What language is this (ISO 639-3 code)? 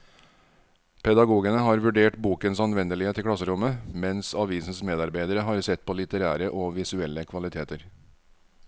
nor